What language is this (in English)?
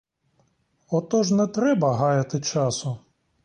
Ukrainian